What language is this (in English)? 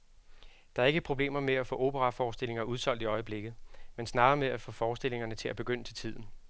Danish